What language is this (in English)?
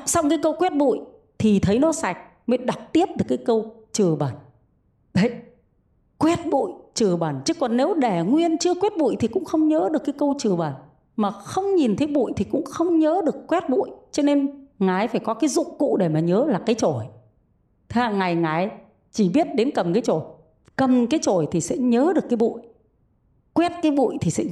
Vietnamese